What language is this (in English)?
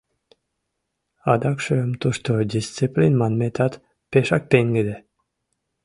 Mari